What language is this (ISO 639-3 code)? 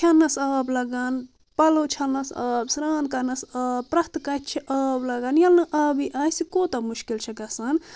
kas